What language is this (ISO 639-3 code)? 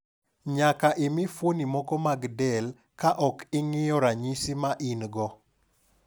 luo